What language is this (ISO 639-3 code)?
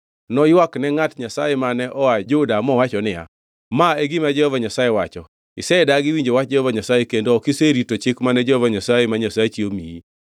luo